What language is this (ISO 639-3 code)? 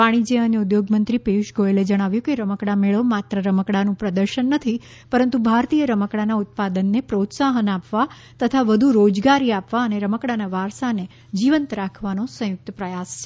guj